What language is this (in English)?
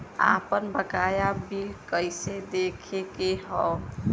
Bhojpuri